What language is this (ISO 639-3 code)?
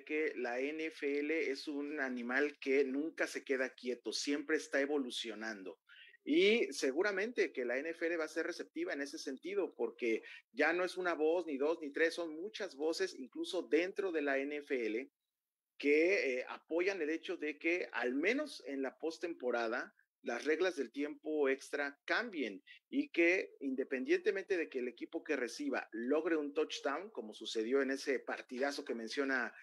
spa